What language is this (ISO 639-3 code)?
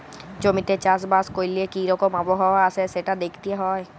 ben